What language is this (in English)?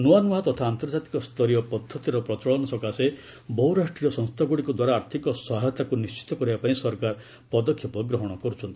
Odia